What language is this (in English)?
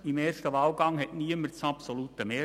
Swiss German